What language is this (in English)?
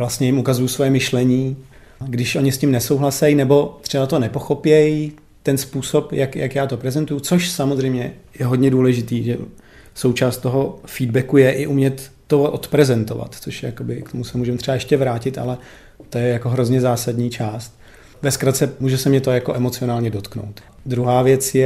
Czech